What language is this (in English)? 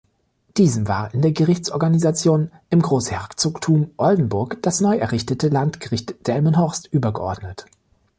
German